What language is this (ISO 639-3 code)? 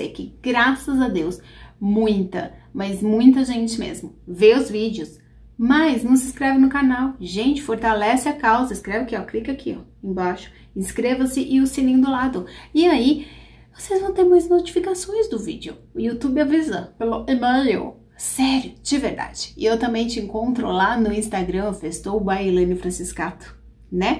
por